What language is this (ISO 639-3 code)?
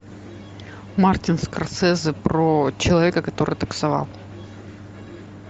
rus